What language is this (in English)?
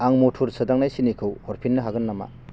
Bodo